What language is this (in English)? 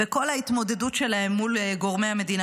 Hebrew